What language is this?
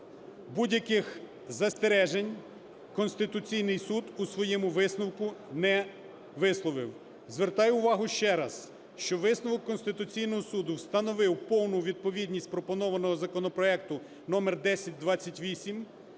Ukrainian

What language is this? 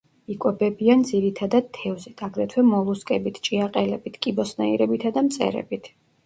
Georgian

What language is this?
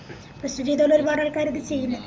Malayalam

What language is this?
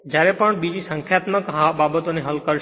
Gujarati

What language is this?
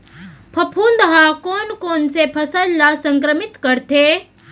Chhattisgarhi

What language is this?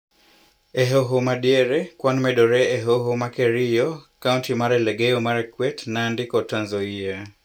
Luo (Kenya and Tanzania)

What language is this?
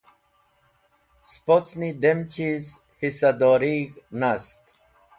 Wakhi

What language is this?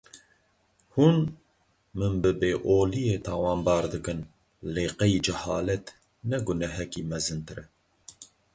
Kurdish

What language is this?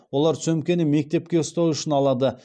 Kazakh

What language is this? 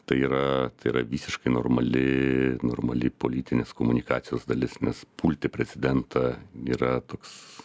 Lithuanian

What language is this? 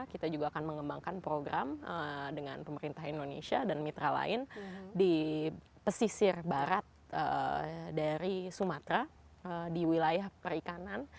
Indonesian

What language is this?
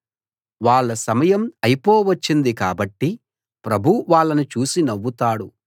Telugu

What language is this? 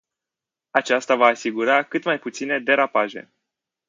Romanian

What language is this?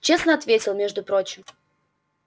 Russian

